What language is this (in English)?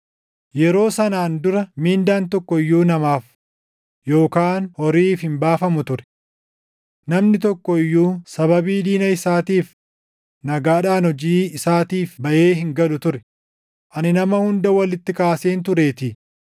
Oromo